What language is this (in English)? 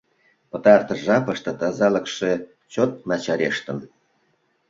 Mari